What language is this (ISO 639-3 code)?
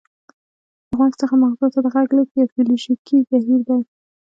pus